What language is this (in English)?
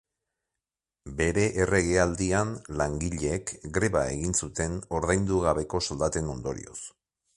Basque